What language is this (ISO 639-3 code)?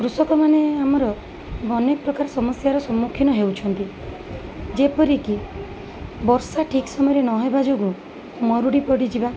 ori